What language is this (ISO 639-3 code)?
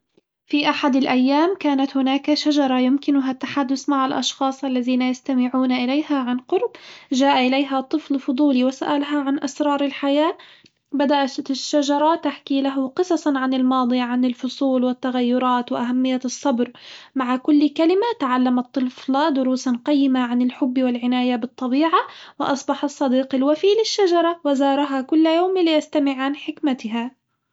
acw